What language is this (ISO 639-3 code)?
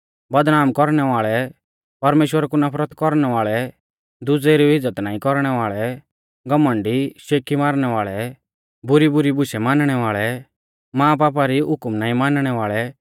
bfz